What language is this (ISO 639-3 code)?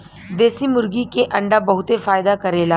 bho